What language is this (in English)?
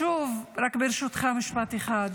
Hebrew